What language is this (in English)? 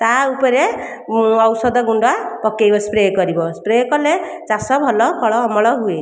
Odia